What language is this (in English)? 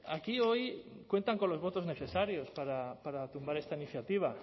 Spanish